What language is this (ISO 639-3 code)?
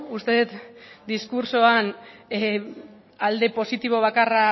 eus